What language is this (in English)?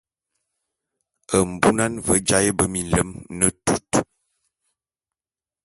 Bulu